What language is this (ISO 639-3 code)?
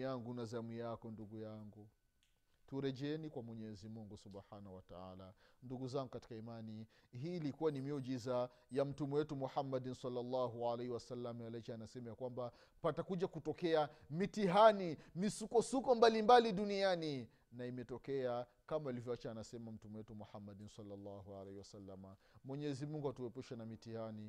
swa